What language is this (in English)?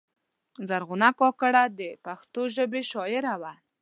Pashto